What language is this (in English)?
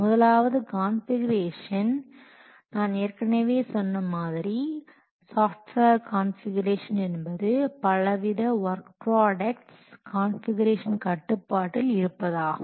Tamil